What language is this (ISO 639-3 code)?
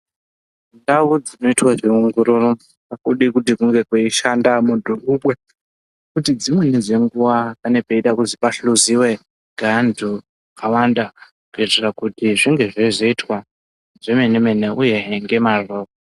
ndc